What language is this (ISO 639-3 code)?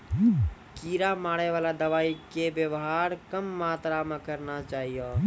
mai